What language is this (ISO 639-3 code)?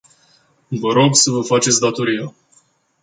ron